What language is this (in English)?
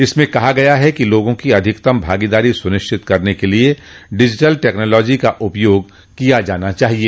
Hindi